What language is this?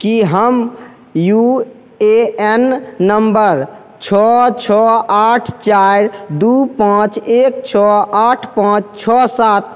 Maithili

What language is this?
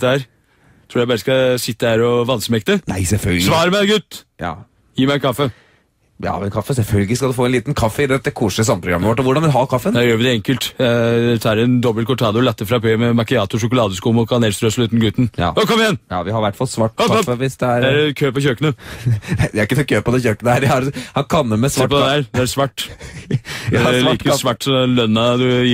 Dutch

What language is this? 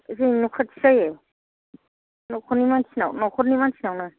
Bodo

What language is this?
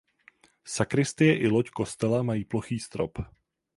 Czech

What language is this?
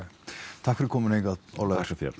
Icelandic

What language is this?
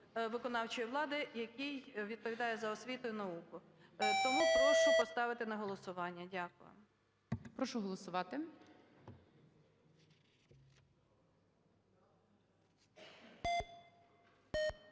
Ukrainian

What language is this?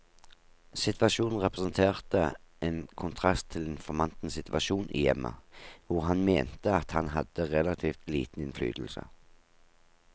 Norwegian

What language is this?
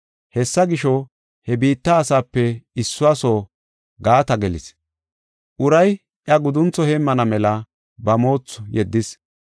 Gofa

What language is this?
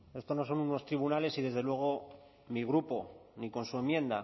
Spanish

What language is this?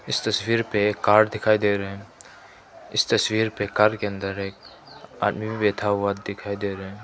Hindi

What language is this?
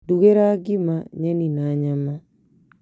Kikuyu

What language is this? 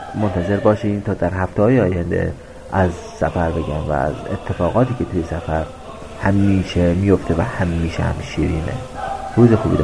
Persian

